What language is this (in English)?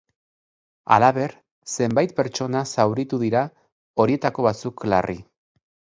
Basque